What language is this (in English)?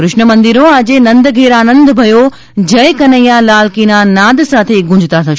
Gujarati